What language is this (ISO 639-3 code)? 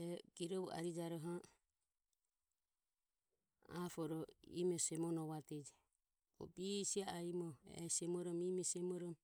aom